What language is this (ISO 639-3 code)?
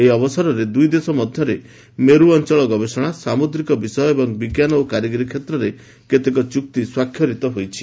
ori